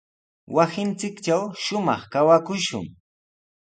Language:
Sihuas Ancash Quechua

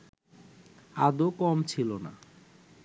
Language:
Bangla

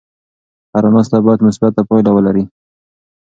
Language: Pashto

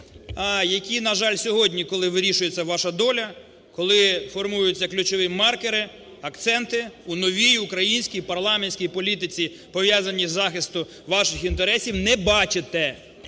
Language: Ukrainian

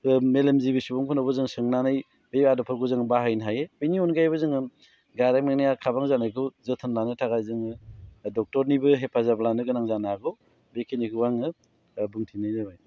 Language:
Bodo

